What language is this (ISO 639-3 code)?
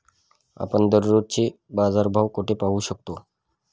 mar